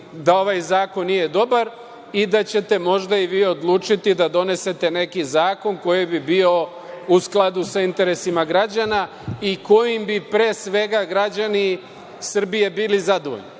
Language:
Serbian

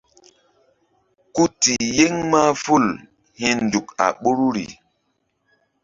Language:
Mbum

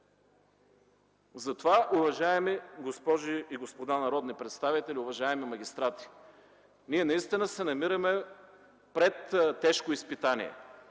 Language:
Bulgarian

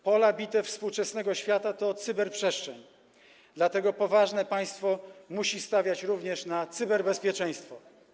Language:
Polish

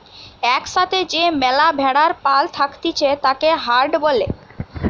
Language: Bangla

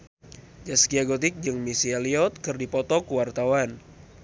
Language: Sundanese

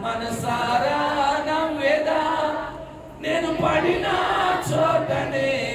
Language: Telugu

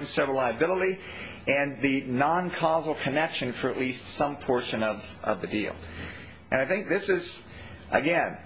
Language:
English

